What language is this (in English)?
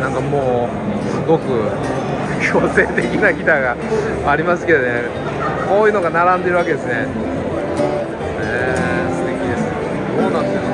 Japanese